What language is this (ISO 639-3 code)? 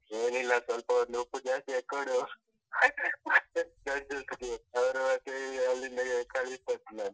kan